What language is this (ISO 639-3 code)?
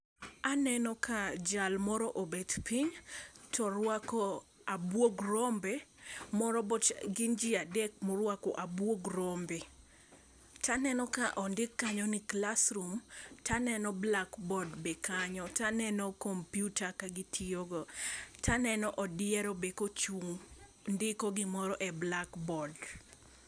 luo